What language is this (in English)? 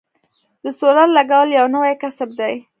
Pashto